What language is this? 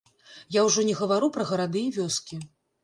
Belarusian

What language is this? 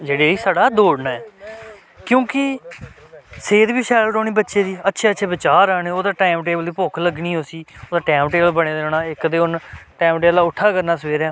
Dogri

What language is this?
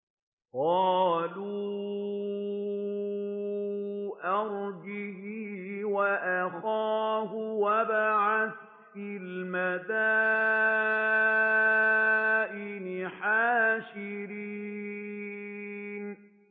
Arabic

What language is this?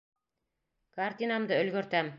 Bashkir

